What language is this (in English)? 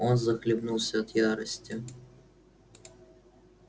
Russian